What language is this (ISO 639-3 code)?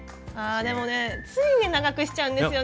jpn